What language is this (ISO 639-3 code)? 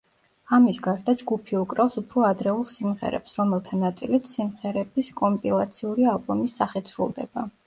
kat